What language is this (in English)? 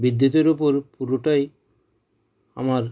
Bangla